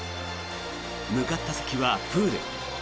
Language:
Japanese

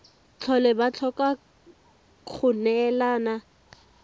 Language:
Tswana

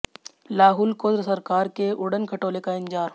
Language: Hindi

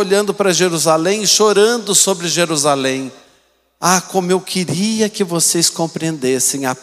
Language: Portuguese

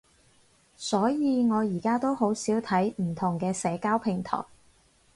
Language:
Cantonese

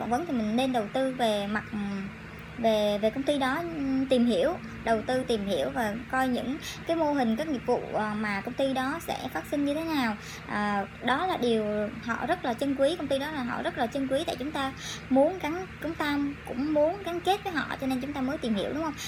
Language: Vietnamese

